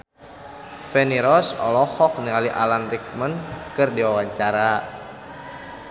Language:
Sundanese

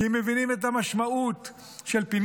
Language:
Hebrew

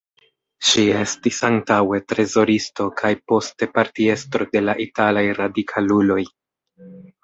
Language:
Esperanto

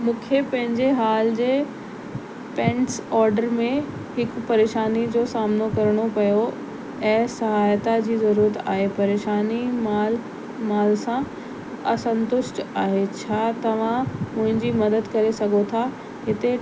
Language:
Sindhi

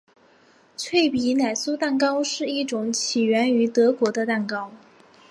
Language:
Chinese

